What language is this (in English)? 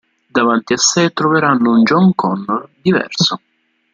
Italian